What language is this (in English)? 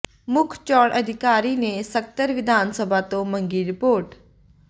Punjabi